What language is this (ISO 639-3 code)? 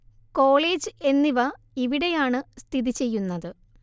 mal